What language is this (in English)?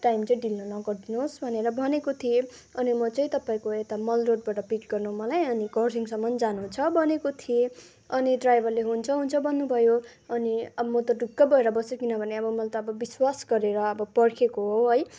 Nepali